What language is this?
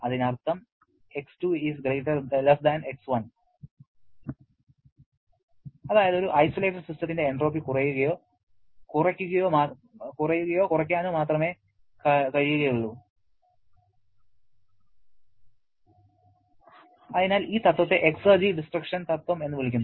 Malayalam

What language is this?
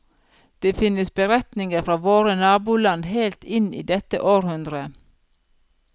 Norwegian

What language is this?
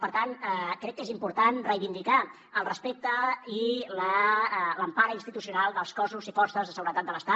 Catalan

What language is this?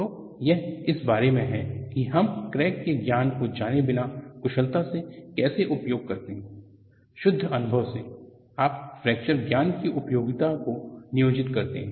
Hindi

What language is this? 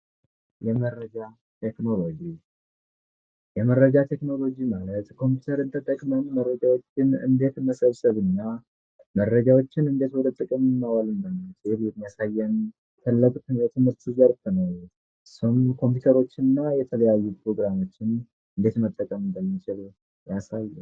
Amharic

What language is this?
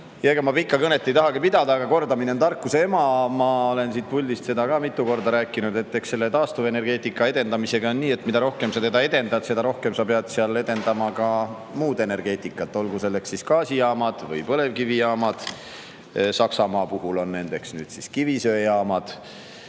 Estonian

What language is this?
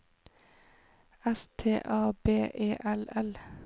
Norwegian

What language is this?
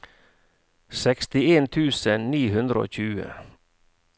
Norwegian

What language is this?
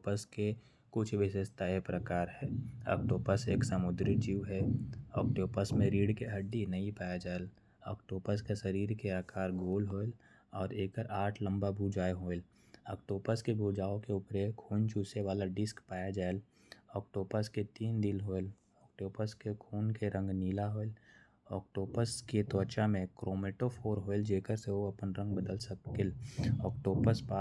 Korwa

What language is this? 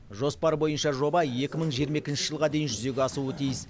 Kazakh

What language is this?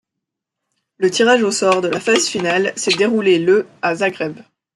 French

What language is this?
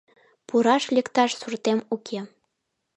Mari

